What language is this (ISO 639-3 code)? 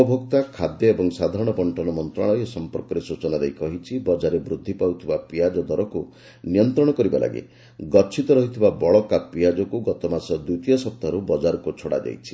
ori